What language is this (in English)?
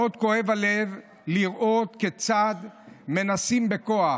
Hebrew